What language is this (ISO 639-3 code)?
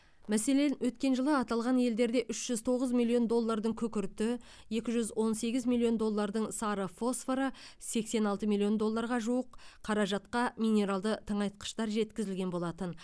kaz